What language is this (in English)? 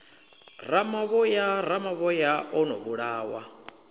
Venda